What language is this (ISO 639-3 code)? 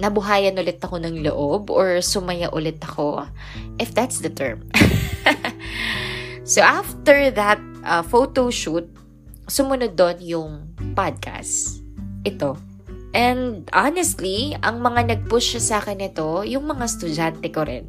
fil